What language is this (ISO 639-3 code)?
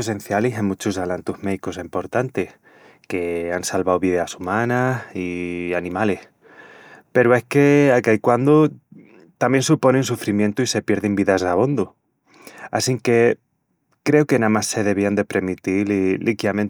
ext